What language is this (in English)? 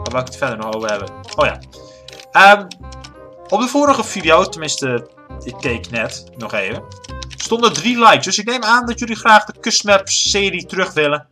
Dutch